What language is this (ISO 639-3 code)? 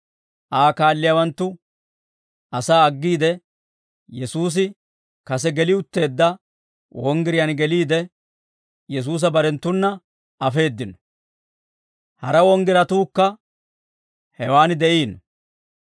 dwr